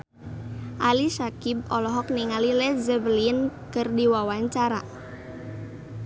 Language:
Sundanese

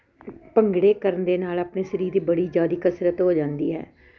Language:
Punjabi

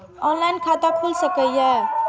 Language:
Maithili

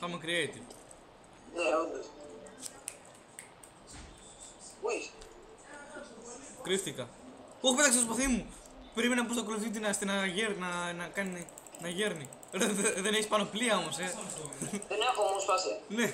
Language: Greek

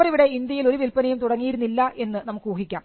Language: Malayalam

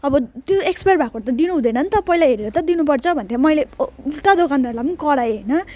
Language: Nepali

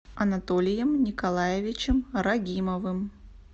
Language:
Russian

